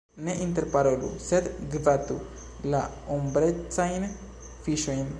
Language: Esperanto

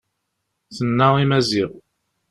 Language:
Kabyle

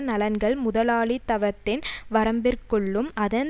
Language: Tamil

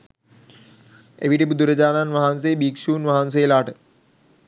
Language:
Sinhala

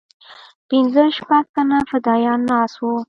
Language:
Pashto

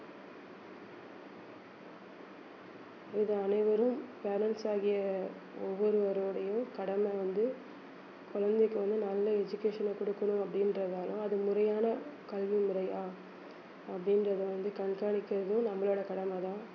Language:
Tamil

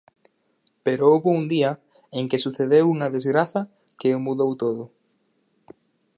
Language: Galician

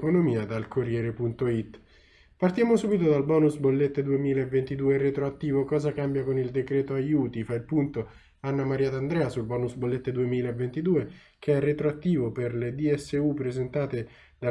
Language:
Italian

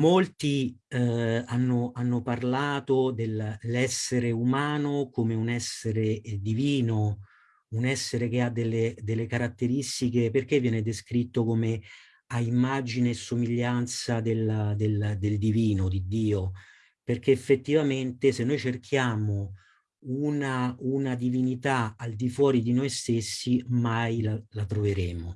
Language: Italian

